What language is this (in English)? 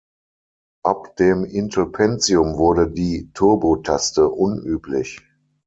German